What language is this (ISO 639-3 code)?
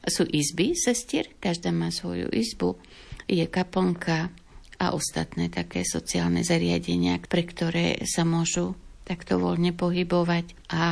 slk